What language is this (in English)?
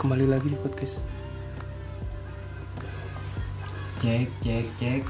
Indonesian